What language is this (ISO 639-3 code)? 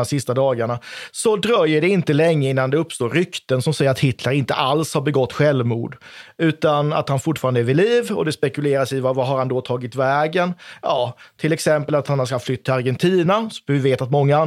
swe